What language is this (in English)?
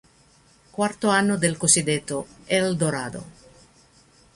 Italian